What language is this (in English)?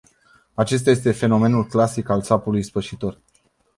Romanian